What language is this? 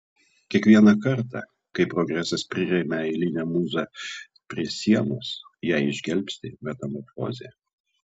Lithuanian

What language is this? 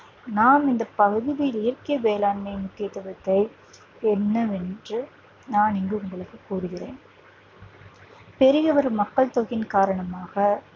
Tamil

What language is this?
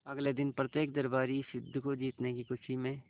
Hindi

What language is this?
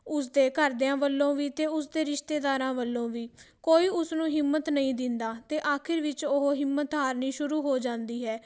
Punjabi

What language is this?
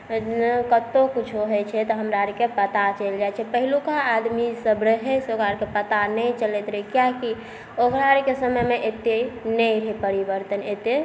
Maithili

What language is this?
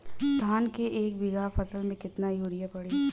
Bhojpuri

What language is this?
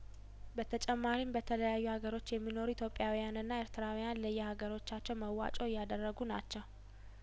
Amharic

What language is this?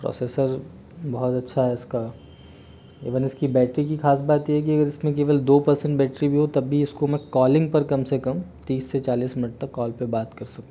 Hindi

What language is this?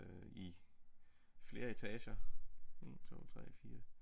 Danish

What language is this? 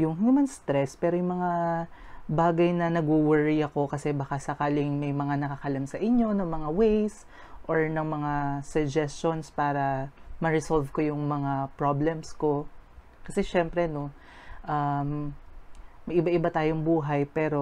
Filipino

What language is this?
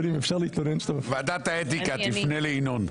Hebrew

